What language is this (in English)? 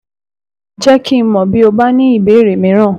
Yoruba